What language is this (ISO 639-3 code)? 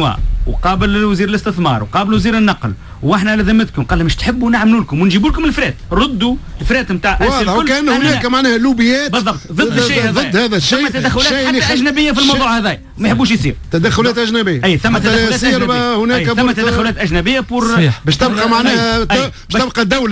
ara